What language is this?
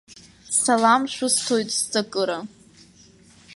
Abkhazian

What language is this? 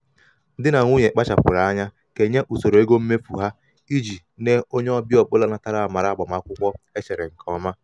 Igbo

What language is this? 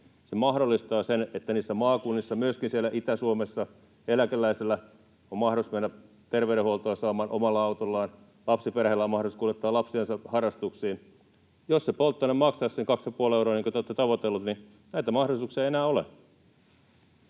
Finnish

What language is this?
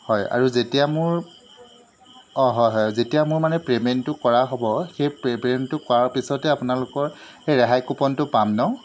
Assamese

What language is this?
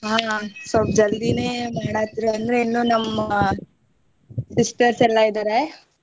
Kannada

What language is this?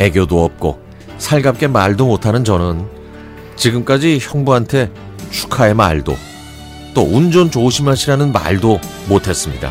Korean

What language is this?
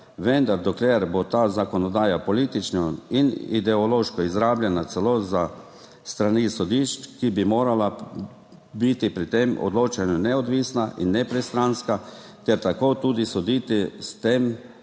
Slovenian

